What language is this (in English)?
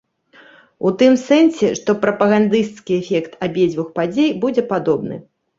Belarusian